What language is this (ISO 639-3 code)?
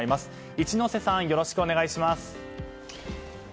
jpn